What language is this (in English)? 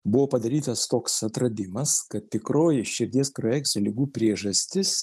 Lithuanian